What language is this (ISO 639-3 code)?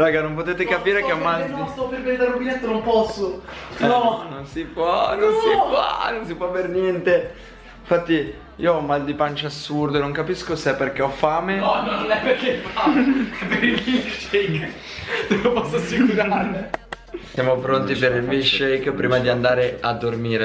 ita